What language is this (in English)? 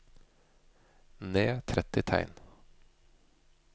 Norwegian